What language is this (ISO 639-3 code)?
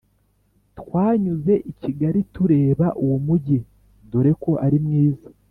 kin